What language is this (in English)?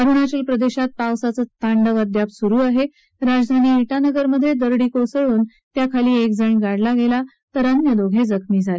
Marathi